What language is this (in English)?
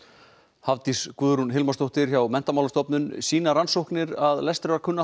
Icelandic